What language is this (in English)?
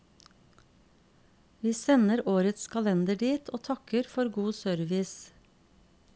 Norwegian